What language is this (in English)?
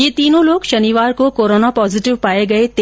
Hindi